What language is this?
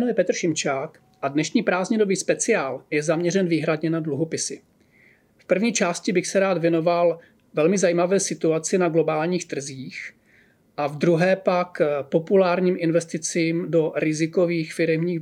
Czech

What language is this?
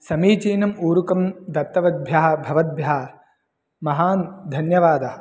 Sanskrit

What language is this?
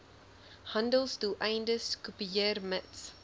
Afrikaans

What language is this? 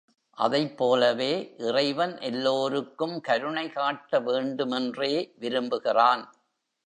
Tamil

